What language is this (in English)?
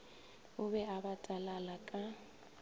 Northern Sotho